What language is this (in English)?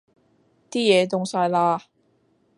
Cantonese